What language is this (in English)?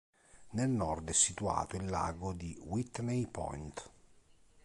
Italian